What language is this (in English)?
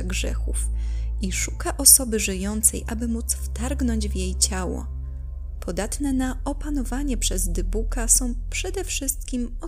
Polish